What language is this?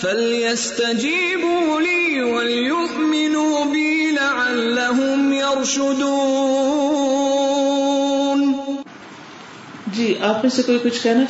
Urdu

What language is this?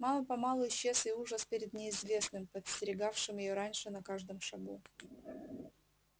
Russian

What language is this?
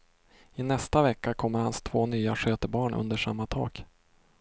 Swedish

